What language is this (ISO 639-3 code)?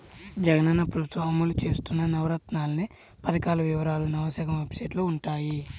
tel